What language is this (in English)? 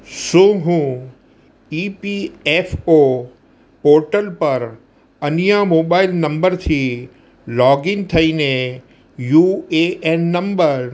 Gujarati